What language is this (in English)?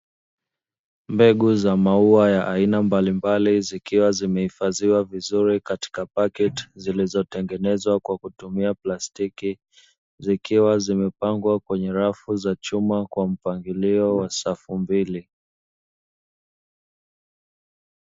Swahili